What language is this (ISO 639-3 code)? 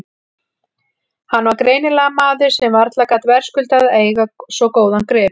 isl